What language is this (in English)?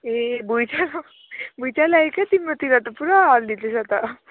Nepali